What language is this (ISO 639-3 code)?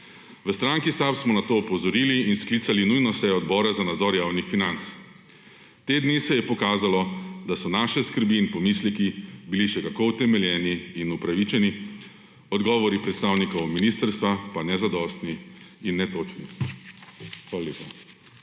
slv